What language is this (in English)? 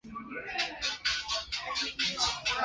Chinese